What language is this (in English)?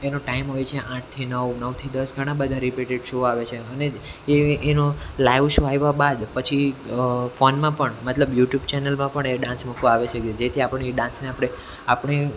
Gujarati